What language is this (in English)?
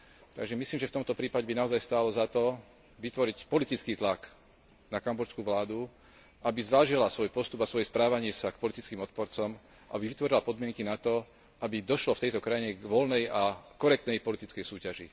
Slovak